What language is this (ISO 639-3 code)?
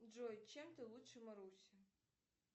rus